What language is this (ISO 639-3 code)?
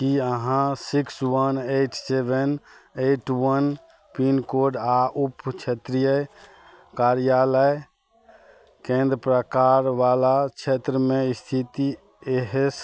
mai